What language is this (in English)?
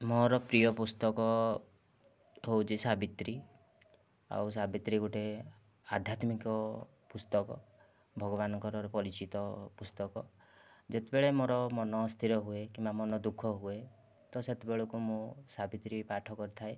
Odia